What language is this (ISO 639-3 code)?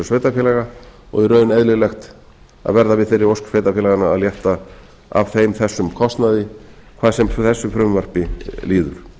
isl